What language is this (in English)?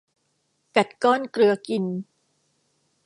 Thai